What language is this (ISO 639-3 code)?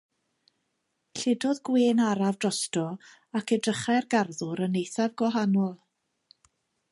cym